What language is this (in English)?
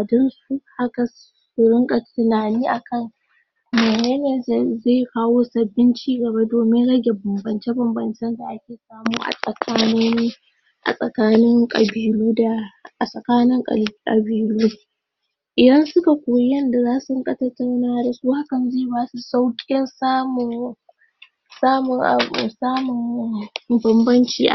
Hausa